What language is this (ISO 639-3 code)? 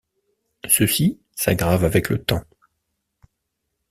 fra